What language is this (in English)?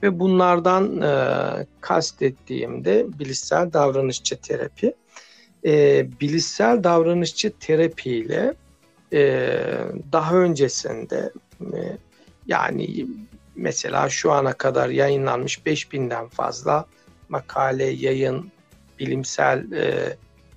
Turkish